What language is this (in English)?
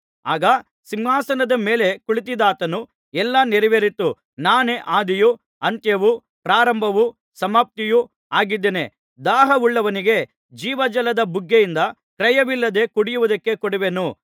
Kannada